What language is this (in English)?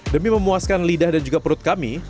Indonesian